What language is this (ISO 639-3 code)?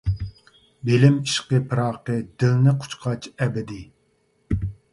uig